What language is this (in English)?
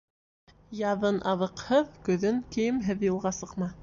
Bashkir